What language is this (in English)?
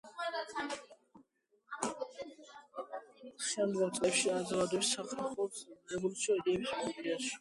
Georgian